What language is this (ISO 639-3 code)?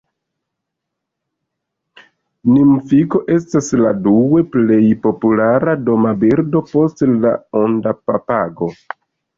epo